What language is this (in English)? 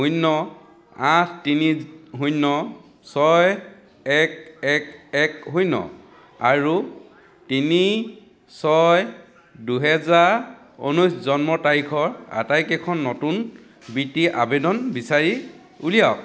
Assamese